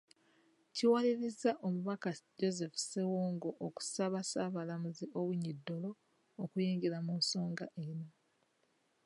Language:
Ganda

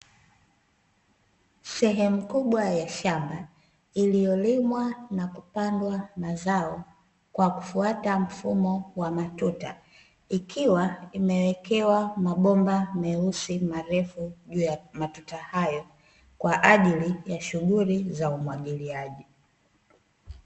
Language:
Swahili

